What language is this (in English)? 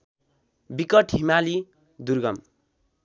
Nepali